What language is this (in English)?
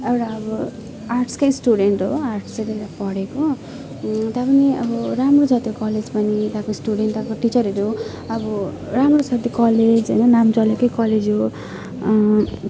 Nepali